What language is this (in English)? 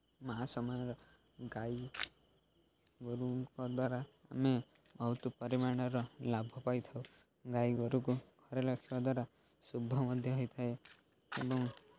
Odia